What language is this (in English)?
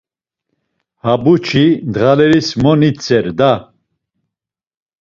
Laz